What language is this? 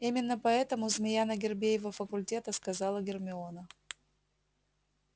Russian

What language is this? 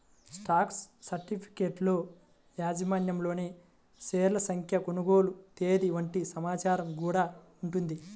Telugu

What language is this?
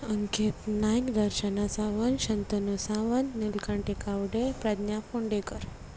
Konkani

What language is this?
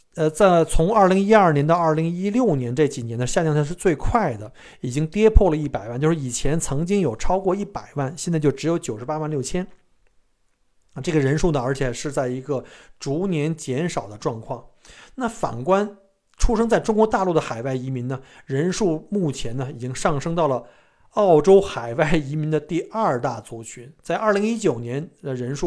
Chinese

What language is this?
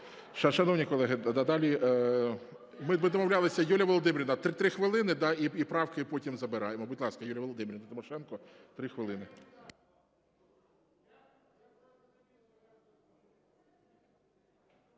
Ukrainian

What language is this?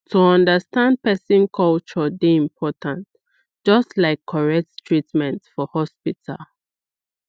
Nigerian Pidgin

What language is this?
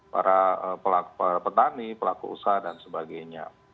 Indonesian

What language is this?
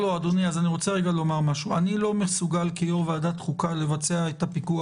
Hebrew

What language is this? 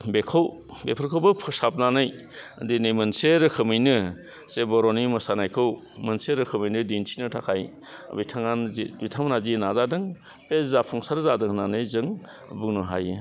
Bodo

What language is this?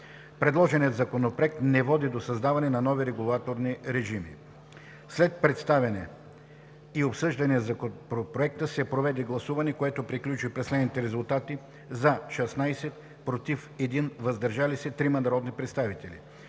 Bulgarian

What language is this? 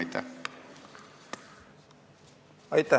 Estonian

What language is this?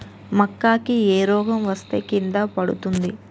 Telugu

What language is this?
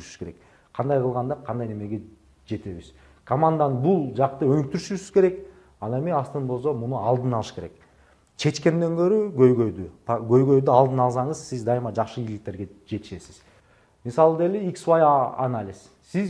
Turkish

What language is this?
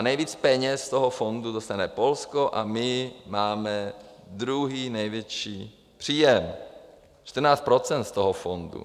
Czech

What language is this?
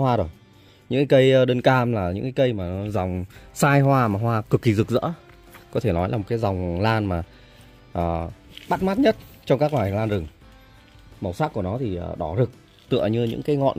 Vietnamese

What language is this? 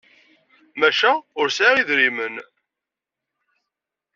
Kabyle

